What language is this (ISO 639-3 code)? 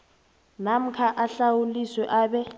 nbl